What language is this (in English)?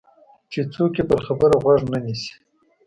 Pashto